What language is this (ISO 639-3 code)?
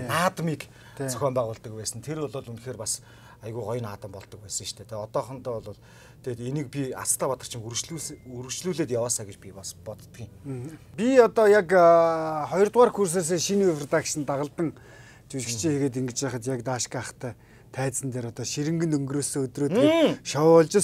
tur